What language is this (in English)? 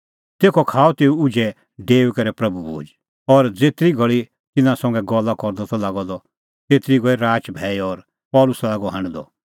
Kullu Pahari